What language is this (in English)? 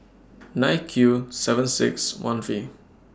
English